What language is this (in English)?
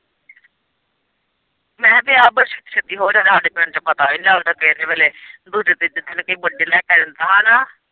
Punjabi